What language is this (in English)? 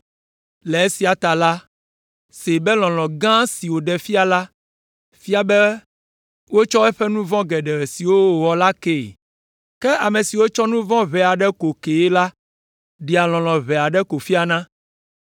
Ewe